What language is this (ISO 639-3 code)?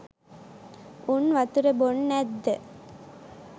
sin